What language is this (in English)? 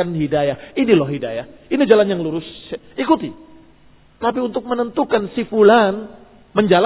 Indonesian